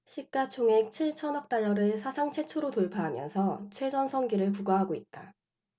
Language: Korean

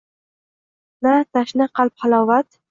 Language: Uzbek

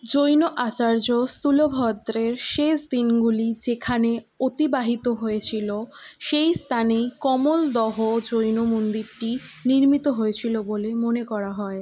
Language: Bangla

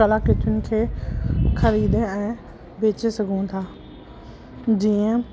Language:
Sindhi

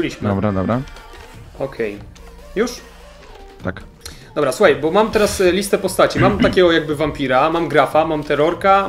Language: Polish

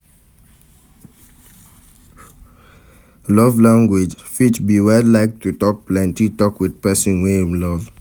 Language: Nigerian Pidgin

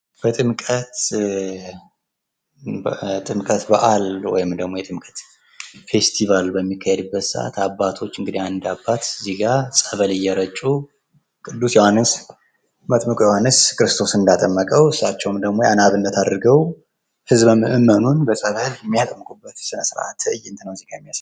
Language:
Amharic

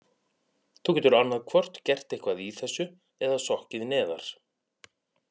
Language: Icelandic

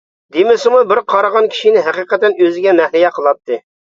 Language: Uyghur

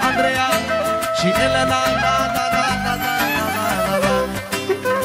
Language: Romanian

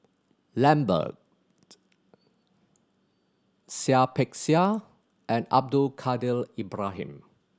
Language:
English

